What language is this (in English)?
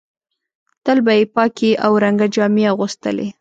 Pashto